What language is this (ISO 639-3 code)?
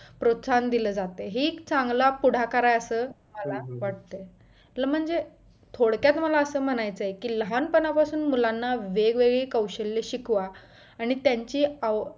mar